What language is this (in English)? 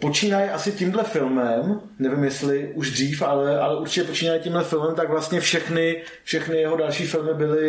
Czech